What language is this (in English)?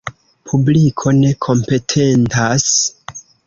Esperanto